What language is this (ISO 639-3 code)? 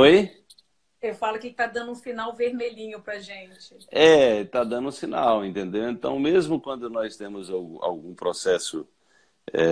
por